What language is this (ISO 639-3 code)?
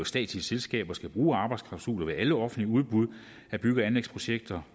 dan